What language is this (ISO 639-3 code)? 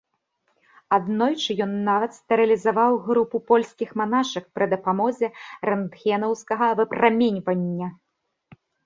bel